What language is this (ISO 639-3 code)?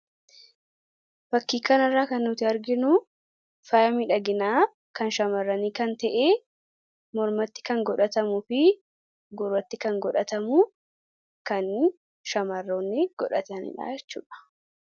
orm